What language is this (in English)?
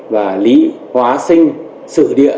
Vietnamese